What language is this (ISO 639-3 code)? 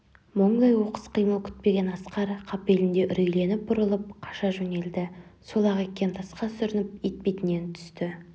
kaz